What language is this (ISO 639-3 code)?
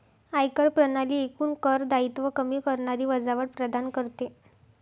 mar